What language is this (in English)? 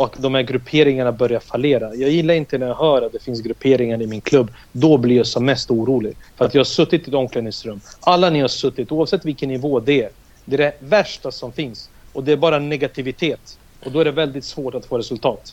Swedish